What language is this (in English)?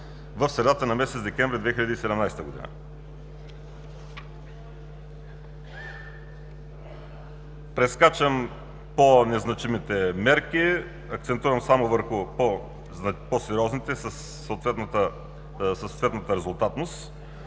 Bulgarian